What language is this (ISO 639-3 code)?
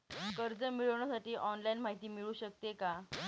mar